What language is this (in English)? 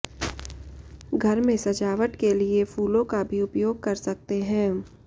Hindi